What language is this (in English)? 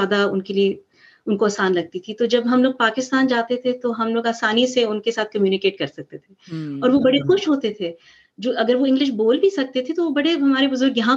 Urdu